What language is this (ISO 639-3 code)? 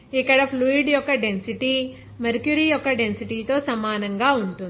tel